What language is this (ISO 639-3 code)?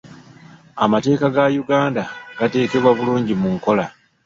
lug